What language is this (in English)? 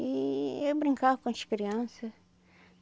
Portuguese